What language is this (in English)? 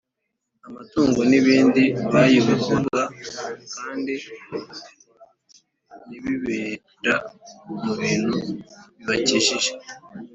Kinyarwanda